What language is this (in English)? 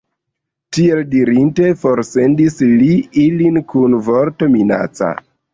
Esperanto